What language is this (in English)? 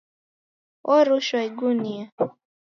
Taita